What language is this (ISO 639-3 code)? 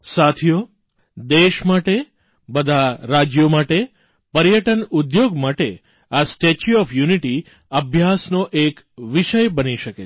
guj